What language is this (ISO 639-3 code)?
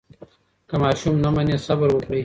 pus